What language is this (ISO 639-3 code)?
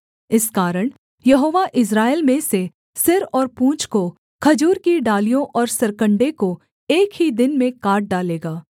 hin